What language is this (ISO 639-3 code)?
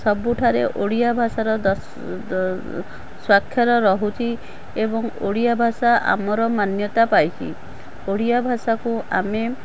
ori